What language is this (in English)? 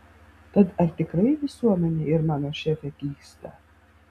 Lithuanian